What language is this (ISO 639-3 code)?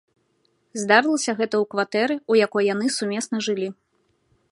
bel